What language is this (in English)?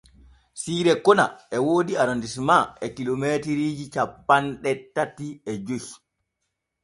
Borgu Fulfulde